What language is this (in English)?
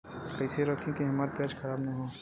Bhojpuri